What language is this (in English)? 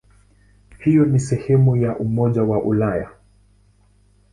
Swahili